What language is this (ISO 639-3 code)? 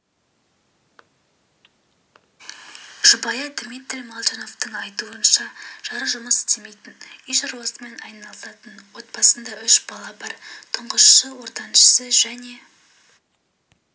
kaz